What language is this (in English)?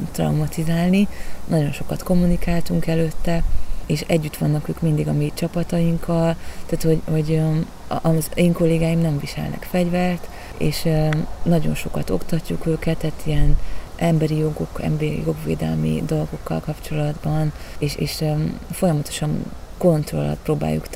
Hungarian